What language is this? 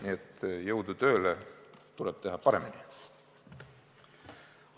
Estonian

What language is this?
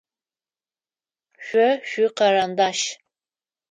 Adyghe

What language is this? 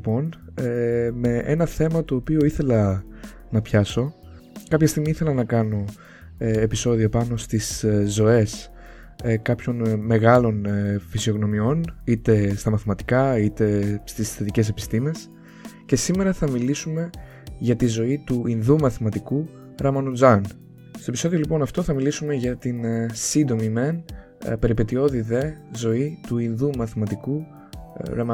Greek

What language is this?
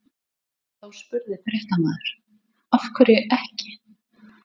Icelandic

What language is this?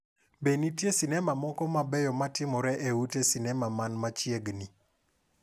Luo (Kenya and Tanzania)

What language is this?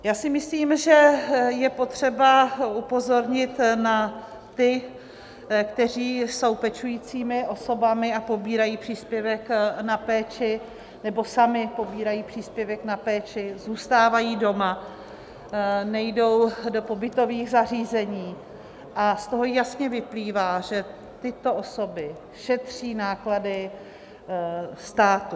Czech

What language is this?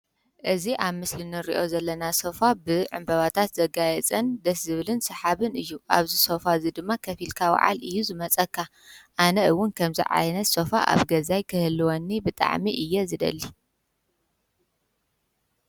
Tigrinya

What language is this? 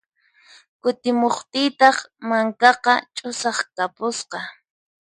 Puno Quechua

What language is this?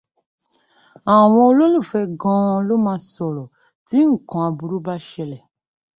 Yoruba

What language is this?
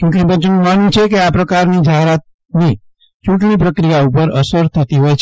Gujarati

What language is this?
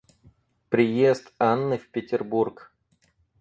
Russian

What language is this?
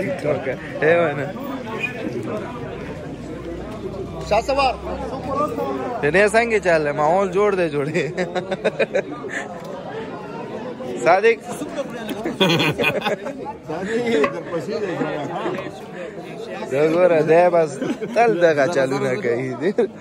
Indonesian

